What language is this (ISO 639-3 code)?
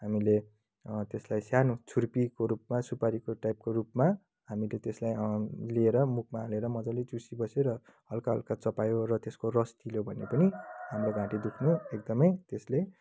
nep